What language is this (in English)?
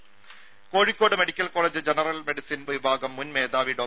Malayalam